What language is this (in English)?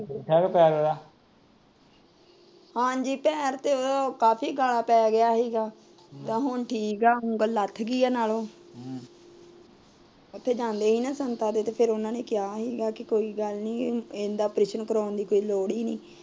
Punjabi